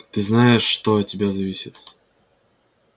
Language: Russian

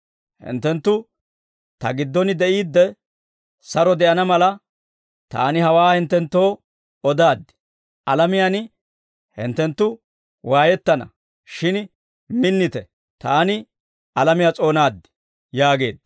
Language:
Dawro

